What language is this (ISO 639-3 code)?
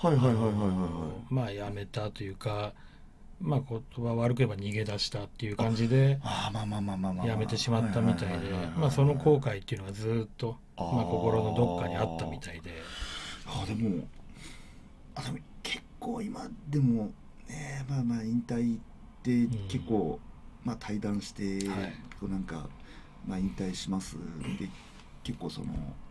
jpn